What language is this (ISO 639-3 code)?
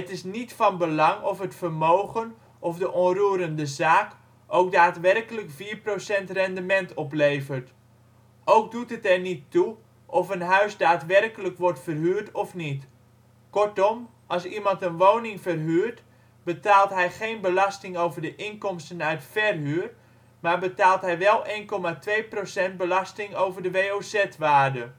nld